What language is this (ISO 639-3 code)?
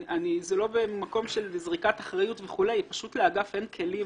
heb